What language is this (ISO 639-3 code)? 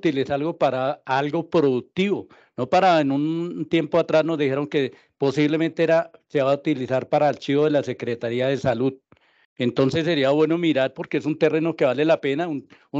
spa